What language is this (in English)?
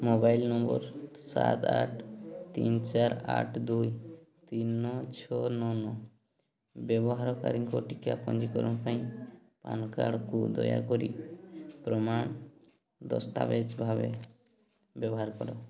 Odia